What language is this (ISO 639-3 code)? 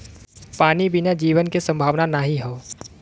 bho